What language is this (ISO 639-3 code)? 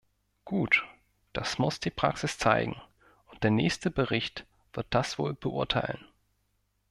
deu